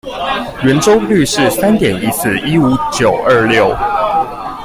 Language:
Chinese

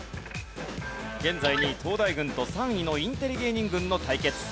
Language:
Japanese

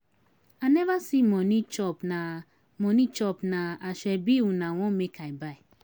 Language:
Nigerian Pidgin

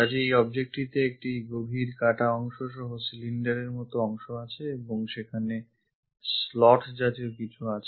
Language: Bangla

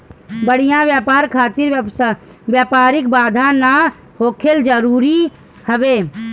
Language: Bhojpuri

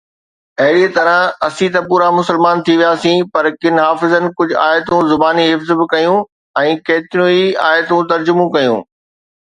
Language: Sindhi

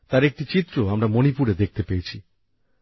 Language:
Bangla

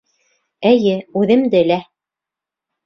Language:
Bashkir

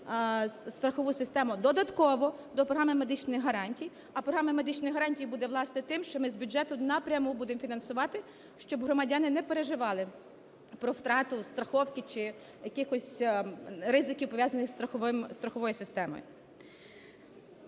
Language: Ukrainian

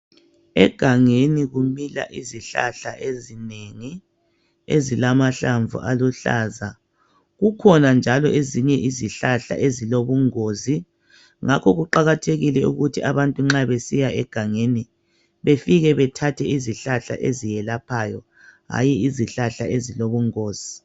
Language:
North Ndebele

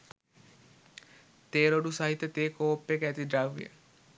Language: Sinhala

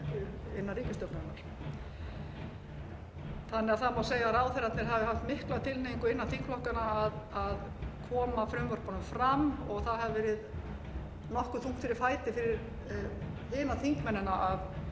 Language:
Icelandic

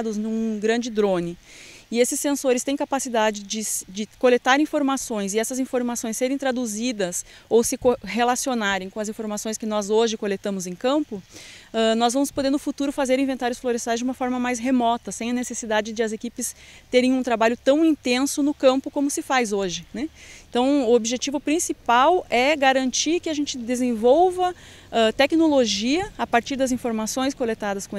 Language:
Portuguese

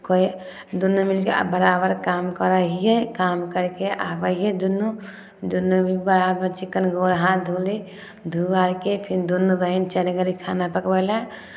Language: Maithili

